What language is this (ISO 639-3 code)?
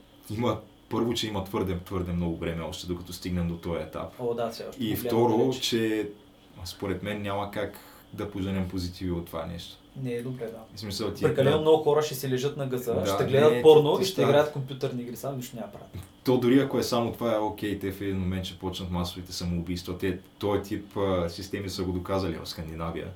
bul